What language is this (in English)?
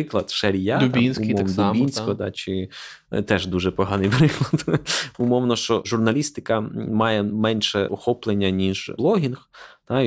Ukrainian